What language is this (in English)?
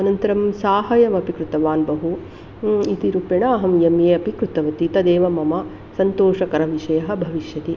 Sanskrit